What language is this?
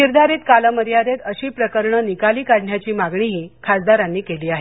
Marathi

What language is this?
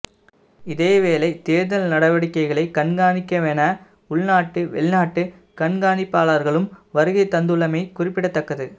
Tamil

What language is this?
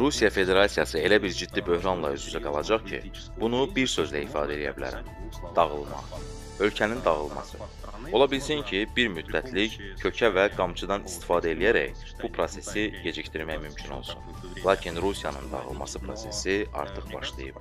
Turkish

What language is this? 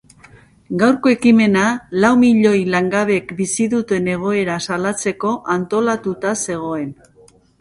Basque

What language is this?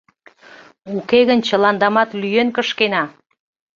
Mari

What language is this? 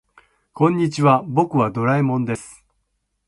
Japanese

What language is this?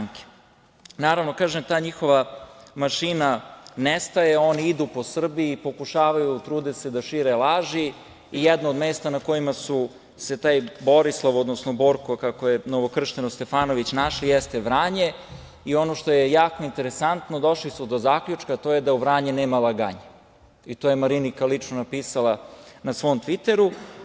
Serbian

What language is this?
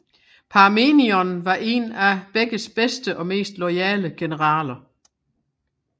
Danish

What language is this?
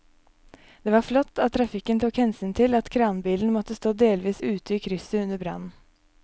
Norwegian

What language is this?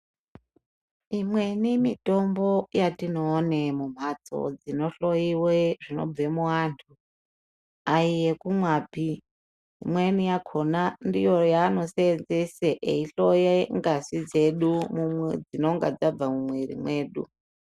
Ndau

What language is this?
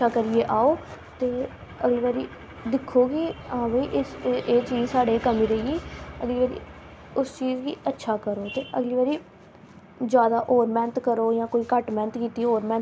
Dogri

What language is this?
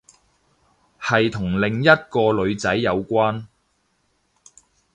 Cantonese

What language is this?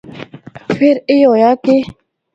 Northern Hindko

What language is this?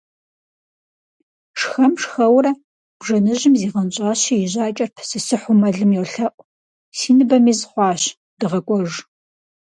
Kabardian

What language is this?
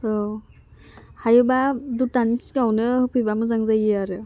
Bodo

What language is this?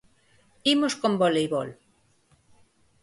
Galician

